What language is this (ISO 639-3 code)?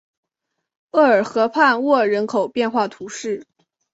zho